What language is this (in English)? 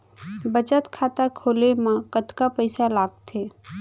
Chhattisgarhi